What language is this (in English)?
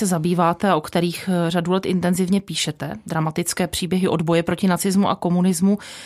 Czech